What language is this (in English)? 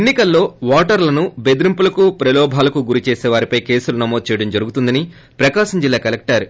Telugu